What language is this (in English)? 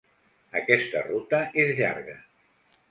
Catalan